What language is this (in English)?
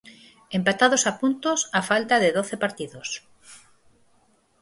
Galician